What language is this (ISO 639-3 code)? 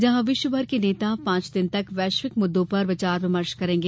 hin